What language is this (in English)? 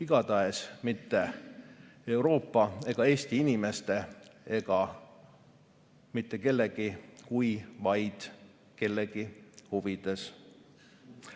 Estonian